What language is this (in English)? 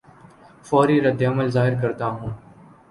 Urdu